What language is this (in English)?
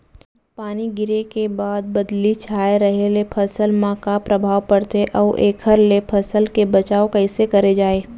Chhattisgarhi